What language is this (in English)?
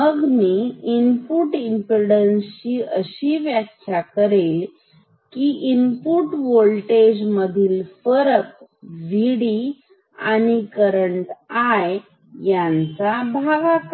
Marathi